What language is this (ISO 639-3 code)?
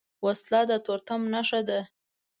pus